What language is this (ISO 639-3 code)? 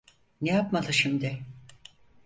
tur